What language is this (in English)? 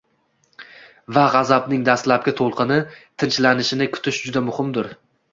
Uzbek